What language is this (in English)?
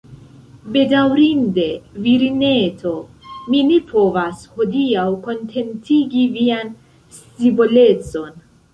Esperanto